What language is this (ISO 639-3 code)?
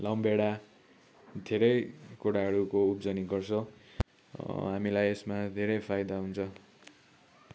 nep